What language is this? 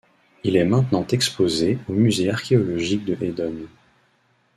French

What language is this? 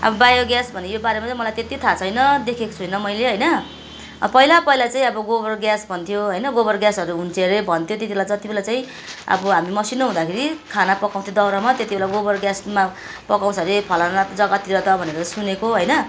Nepali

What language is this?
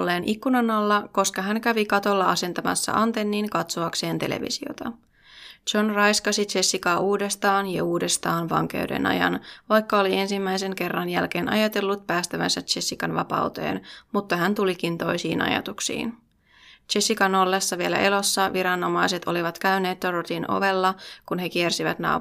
Finnish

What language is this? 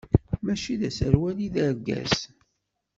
Kabyle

